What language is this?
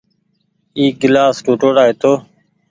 Goaria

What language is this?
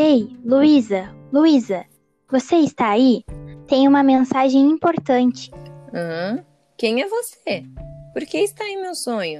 Portuguese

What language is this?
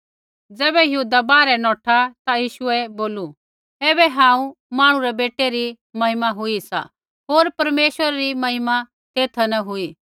Kullu Pahari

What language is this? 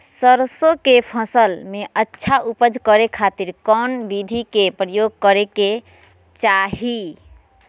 Magahi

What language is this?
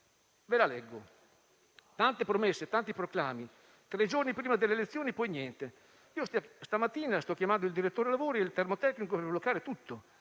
Italian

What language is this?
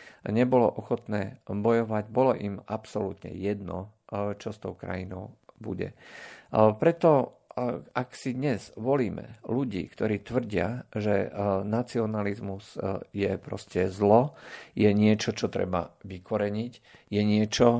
Slovak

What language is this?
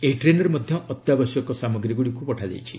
Odia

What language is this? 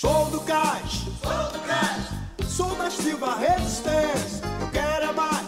Portuguese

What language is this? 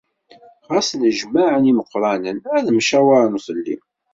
Kabyle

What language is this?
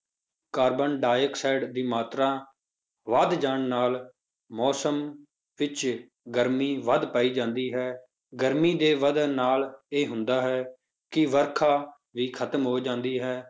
Punjabi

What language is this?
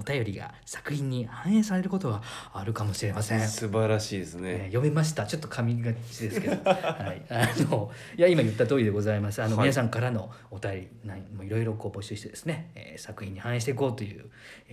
Japanese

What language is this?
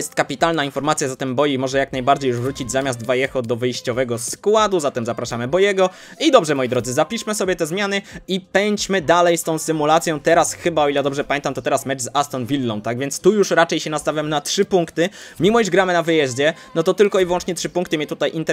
Polish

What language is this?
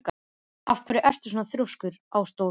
Icelandic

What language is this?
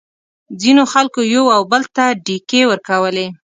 Pashto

